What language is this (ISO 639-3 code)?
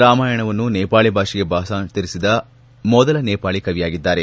kan